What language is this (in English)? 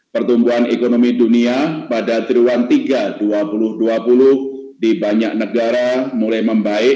Indonesian